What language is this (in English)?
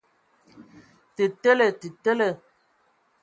Ewondo